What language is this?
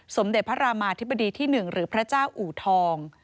Thai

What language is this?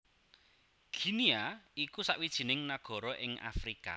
Javanese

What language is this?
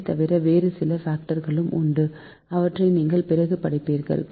Tamil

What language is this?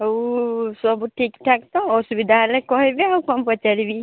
Odia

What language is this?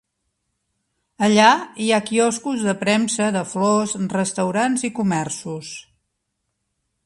Catalan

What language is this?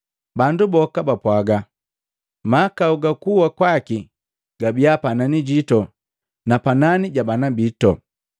Matengo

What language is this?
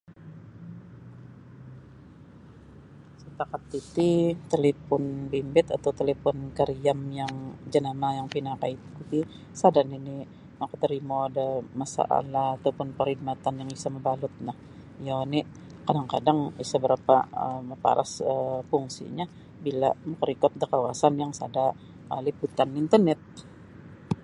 Sabah Bisaya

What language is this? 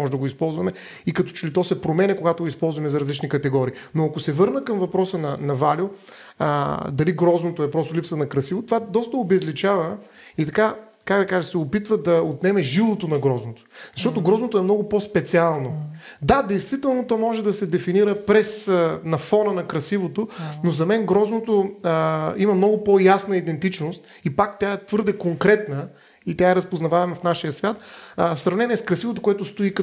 Bulgarian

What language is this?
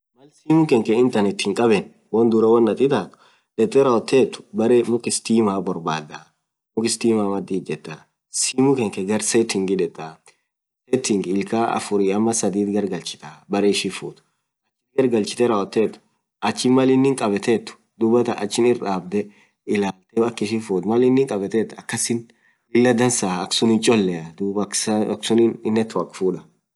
Orma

